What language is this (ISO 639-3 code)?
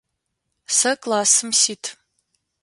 ady